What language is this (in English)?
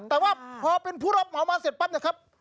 Thai